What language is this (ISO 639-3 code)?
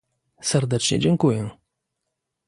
pol